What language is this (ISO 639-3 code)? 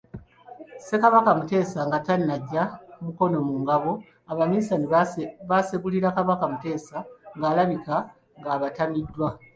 lug